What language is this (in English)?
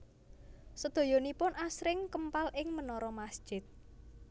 Javanese